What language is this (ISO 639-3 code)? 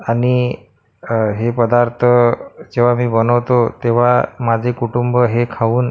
mar